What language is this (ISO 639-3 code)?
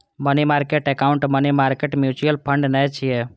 mai